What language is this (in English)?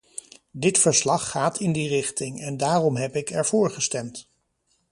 Dutch